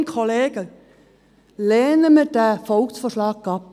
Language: Swiss German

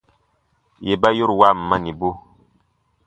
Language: Baatonum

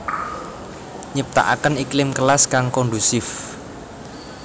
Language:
Javanese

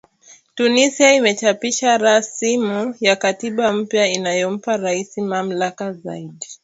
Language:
Swahili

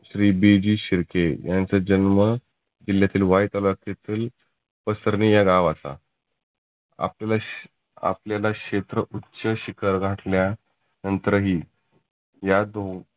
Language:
Marathi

